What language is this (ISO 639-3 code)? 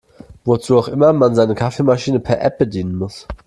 deu